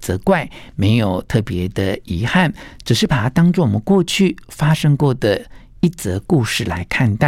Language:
Chinese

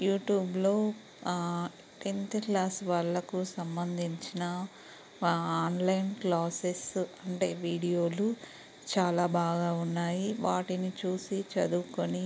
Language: Telugu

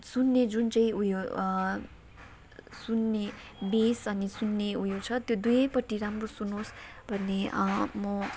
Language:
Nepali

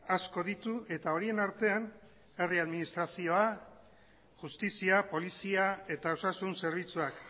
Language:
Basque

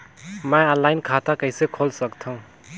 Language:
Chhattisgarhi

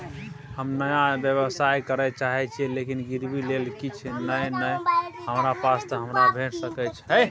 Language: Maithili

